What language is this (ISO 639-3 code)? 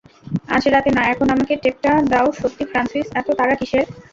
ben